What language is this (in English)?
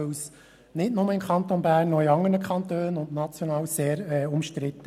Swiss German